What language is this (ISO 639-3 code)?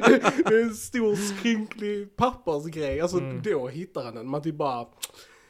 swe